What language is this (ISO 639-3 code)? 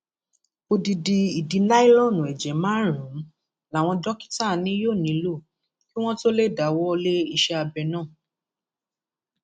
yor